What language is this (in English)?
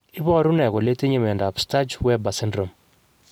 Kalenjin